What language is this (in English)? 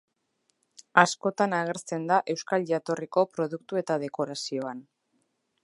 Basque